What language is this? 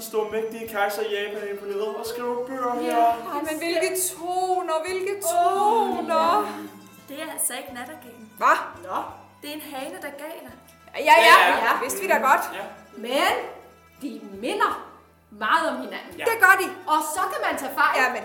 Danish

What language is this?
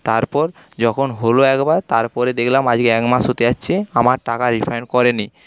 Bangla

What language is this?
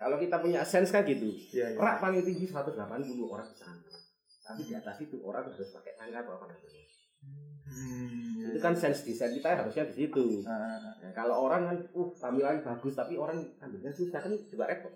Indonesian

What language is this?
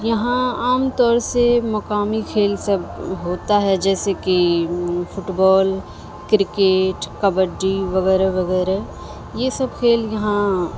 Urdu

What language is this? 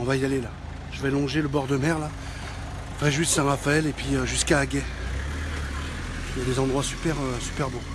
French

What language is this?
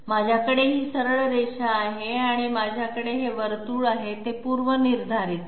Marathi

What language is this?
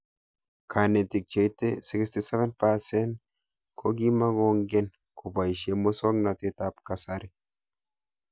Kalenjin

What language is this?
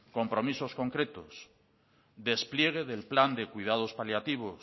Spanish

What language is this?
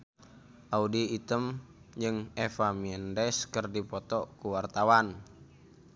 Sundanese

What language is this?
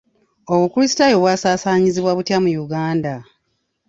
Ganda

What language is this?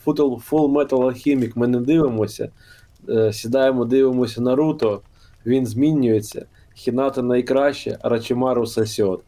Ukrainian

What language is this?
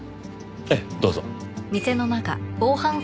Japanese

